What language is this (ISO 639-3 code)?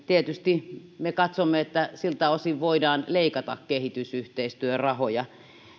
fin